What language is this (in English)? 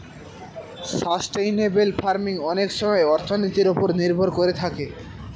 Bangla